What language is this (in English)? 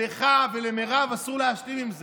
Hebrew